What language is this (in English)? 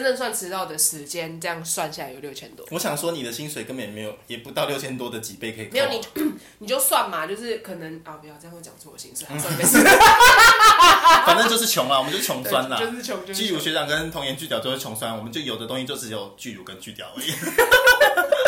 Chinese